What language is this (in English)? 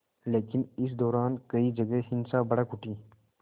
Hindi